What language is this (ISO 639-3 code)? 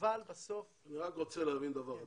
heb